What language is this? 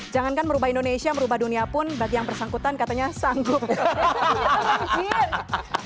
Indonesian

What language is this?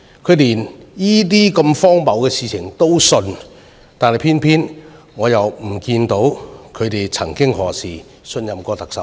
Cantonese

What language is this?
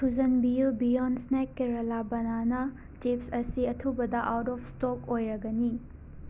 Manipuri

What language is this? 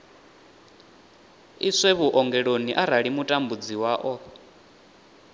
Venda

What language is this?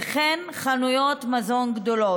Hebrew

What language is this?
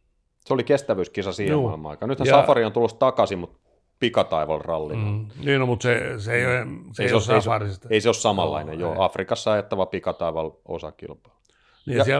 Finnish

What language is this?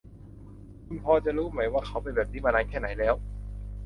Thai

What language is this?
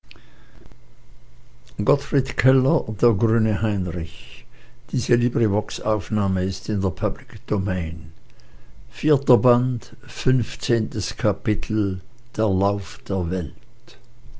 German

